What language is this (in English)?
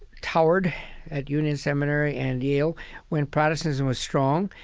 English